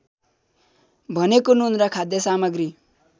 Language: Nepali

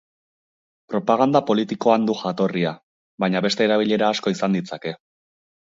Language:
Basque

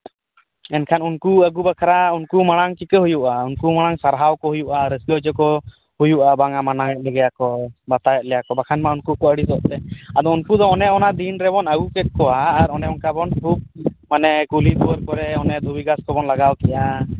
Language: Santali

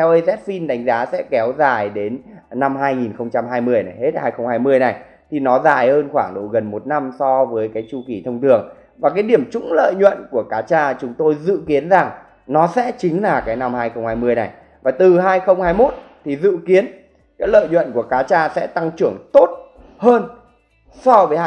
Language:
Vietnamese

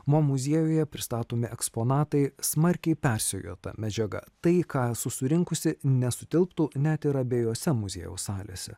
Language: Lithuanian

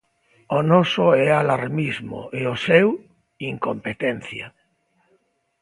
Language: Galician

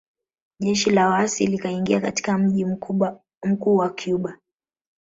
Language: Swahili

